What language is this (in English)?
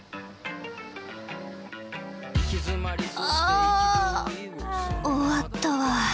Japanese